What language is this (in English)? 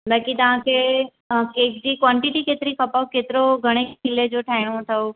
Sindhi